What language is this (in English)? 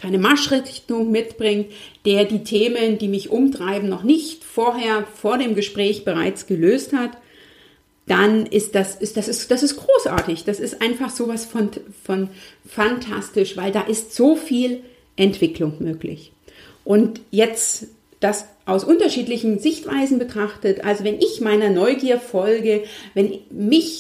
German